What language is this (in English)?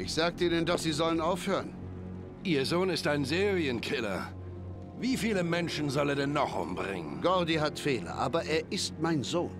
German